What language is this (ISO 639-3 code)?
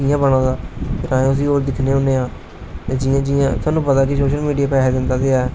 doi